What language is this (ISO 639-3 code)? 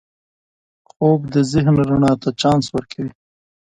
pus